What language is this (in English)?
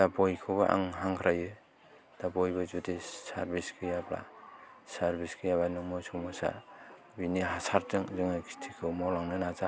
Bodo